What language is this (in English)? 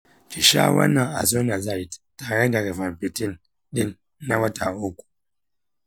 Hausa